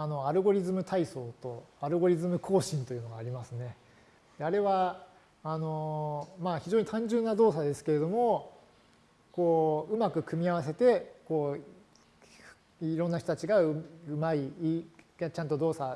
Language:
Japanese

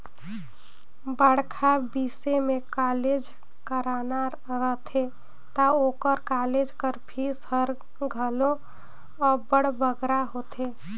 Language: Chhattisgarhi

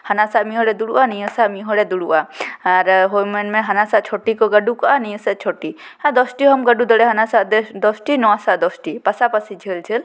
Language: Santali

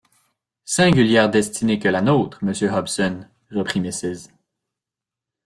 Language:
French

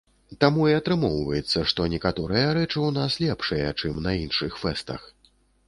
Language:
Belarusian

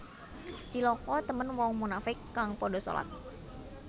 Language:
Javanese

